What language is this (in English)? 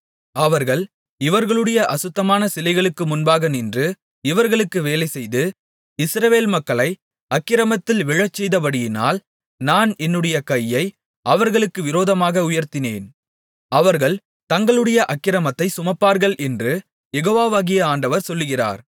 Tamil